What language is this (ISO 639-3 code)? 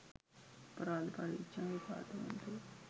sin